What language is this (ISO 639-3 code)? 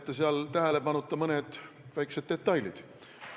est